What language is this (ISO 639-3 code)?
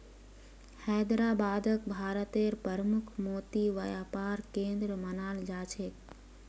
mag